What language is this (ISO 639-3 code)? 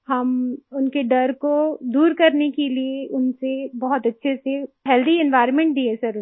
hin